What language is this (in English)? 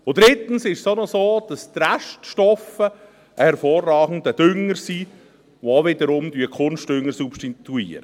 Swiss German